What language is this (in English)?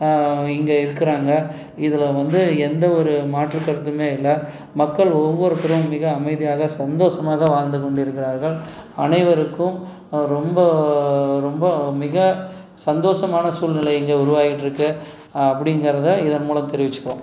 Tamil